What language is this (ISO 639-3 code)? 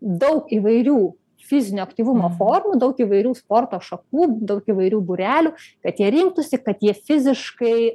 lit